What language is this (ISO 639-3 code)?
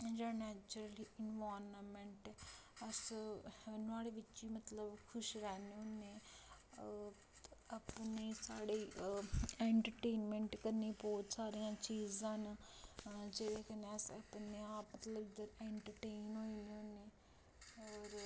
doi